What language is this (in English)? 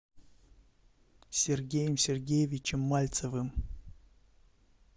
Russian